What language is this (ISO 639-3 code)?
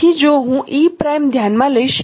guj